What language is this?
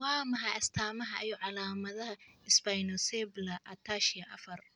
Somali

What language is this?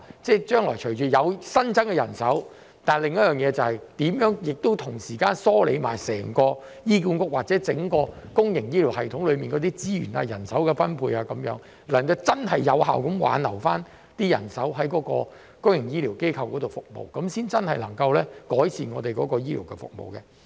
Cantonese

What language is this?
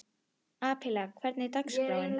Icelandic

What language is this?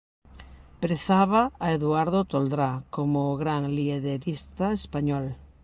Galician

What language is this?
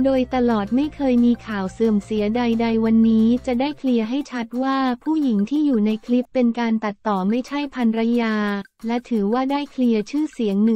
Thai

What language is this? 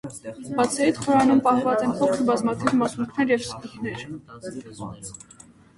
Armenian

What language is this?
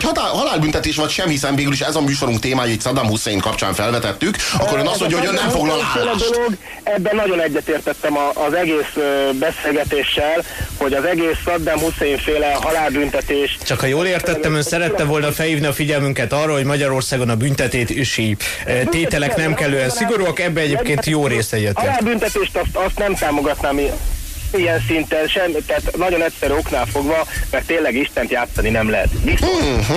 Hungarian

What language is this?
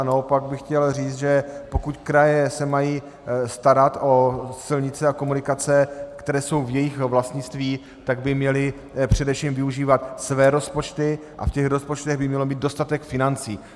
Czech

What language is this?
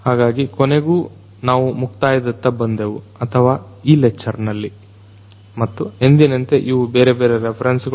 Kannada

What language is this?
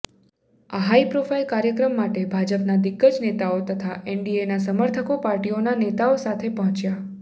Gujarati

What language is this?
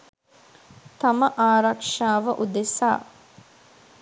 Sinhala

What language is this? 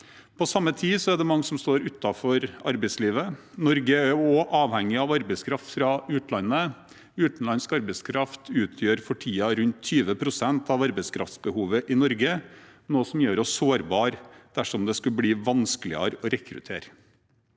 Norwegian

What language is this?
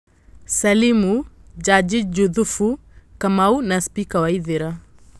Kikuyu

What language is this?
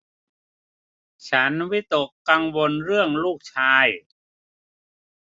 Thai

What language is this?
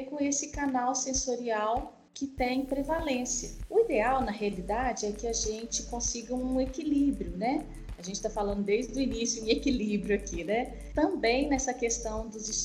Portuguese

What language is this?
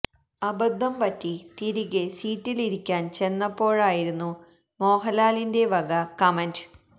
Malayalam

